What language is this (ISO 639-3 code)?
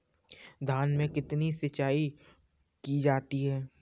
hin